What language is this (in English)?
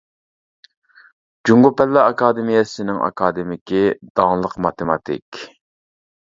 Uyghur